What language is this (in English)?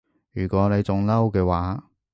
Cantonese